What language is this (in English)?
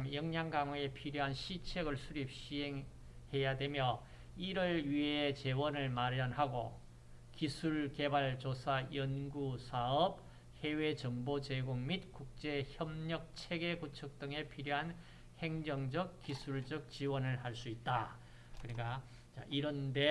Korean